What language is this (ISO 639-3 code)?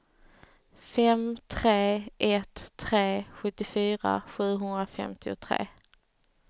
swe